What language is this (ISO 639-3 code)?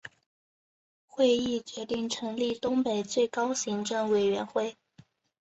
zho